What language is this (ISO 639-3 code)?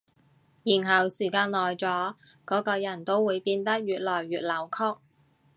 yue